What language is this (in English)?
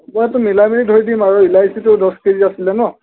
Assamese